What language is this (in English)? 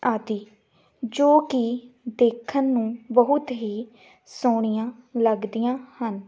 Punjabi